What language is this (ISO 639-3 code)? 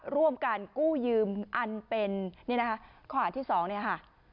tha